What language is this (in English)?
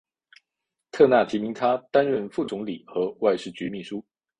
Chinese